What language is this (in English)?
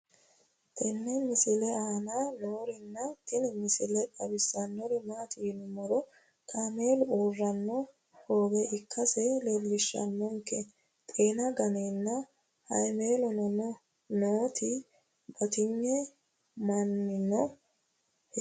Sidamo